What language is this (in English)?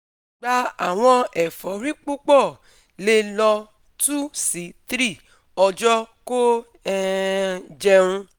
Yoruba